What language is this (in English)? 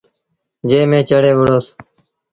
Sindhi Bhil